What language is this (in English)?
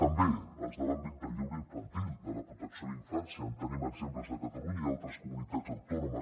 Catalan